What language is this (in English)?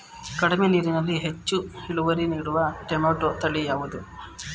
Kannada